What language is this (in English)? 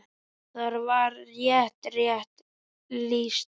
Icelandic